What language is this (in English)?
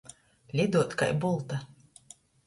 Latgalian